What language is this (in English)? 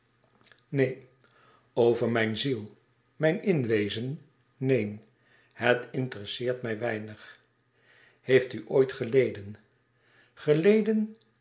Dutch